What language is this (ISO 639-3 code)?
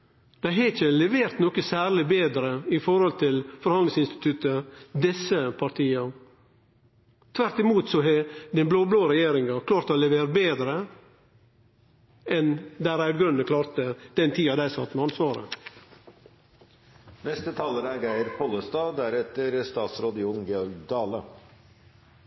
nno